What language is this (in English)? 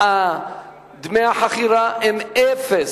Hebrew